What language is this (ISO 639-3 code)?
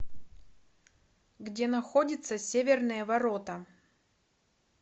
rus